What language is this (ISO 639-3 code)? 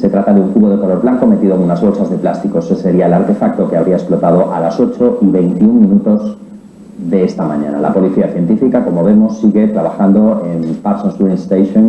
spa